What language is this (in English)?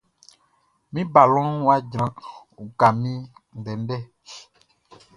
Baoulé